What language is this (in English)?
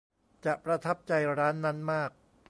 Thai